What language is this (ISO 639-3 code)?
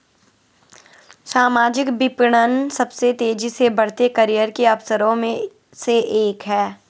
hin